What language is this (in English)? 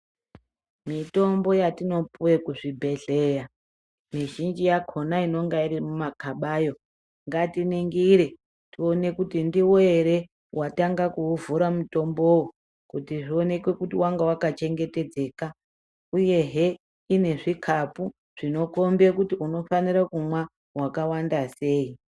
Ndau